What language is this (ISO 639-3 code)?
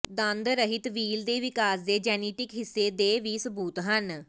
pan